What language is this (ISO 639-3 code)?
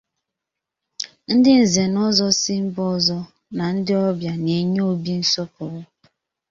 ibo